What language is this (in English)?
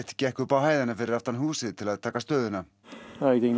Icelandic